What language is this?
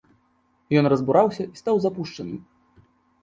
Belarusian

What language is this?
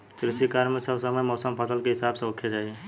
Bhojpuri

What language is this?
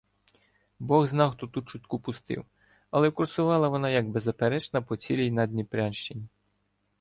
Ukrainian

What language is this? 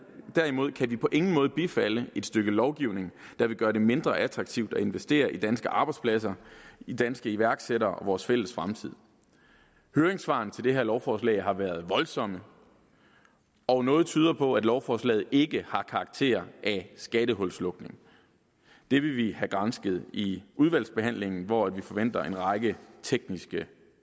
Danish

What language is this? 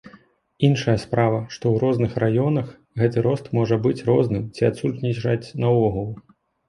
Belarusian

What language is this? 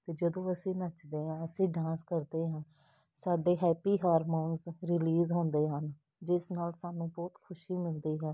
Punjabi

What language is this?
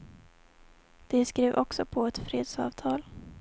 Swedish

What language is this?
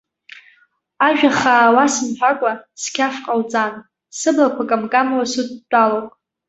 Abkhazian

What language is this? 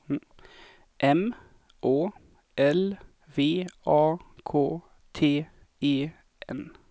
Swedish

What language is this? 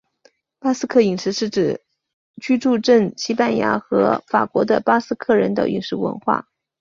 Chinese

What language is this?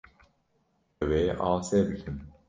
Kurdish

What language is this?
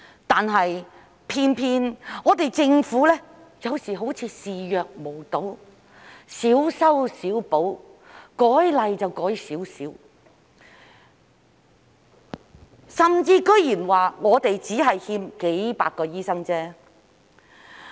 Cantonese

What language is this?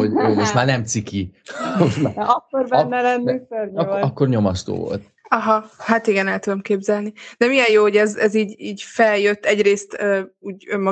Hungarian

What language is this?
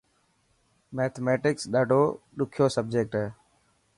Dhatki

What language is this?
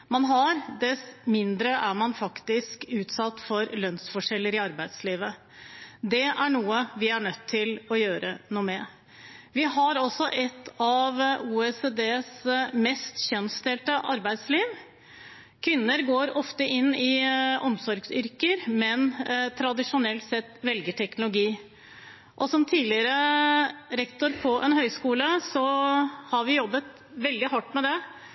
Norwegian Bokmål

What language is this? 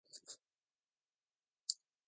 Urdu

